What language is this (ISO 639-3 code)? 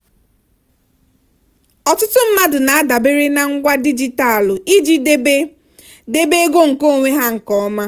ibo